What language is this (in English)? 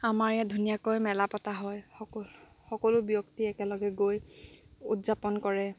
Assamese